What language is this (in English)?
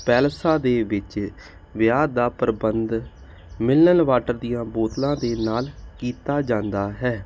Punjabi